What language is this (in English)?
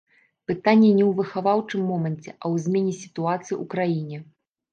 Belarusian